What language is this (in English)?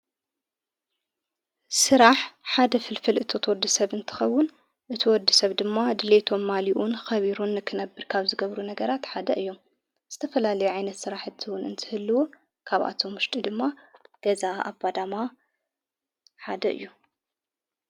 Tigrinya